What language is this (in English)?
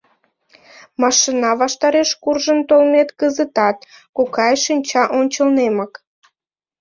Mari